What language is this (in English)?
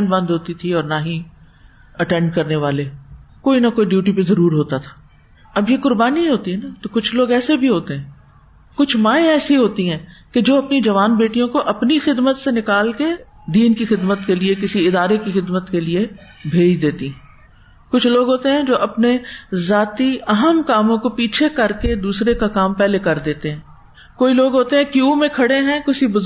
Urdu